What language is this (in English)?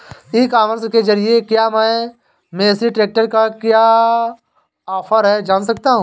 Hindi